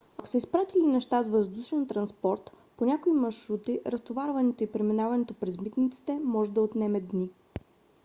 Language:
Bulgarian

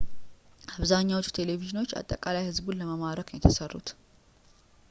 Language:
Amharic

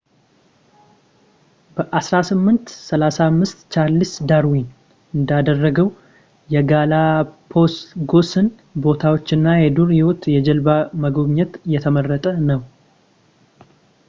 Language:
Amharic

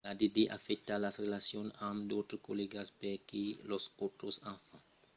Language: Occitan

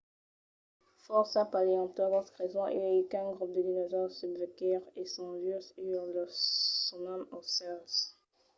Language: Occitan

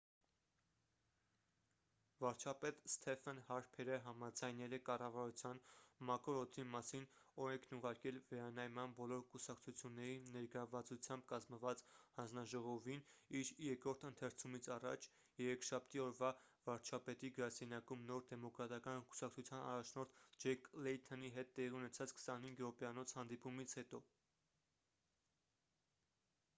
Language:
Armenian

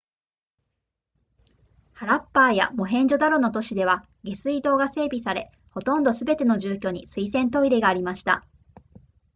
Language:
Japanese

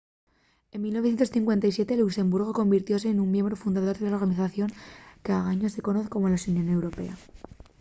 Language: Asturian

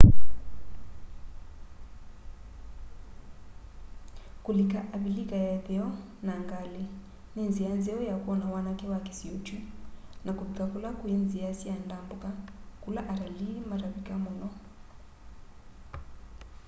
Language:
Kamba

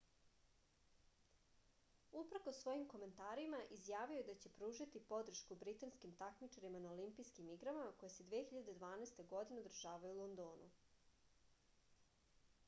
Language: Serbian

